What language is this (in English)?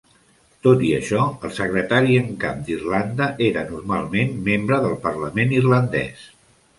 Catalan